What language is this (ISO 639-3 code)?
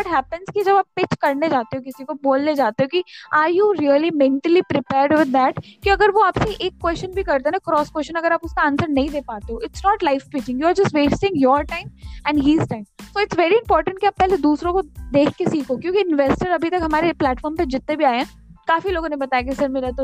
hin